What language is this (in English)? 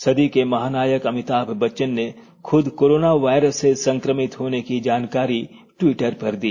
Hindi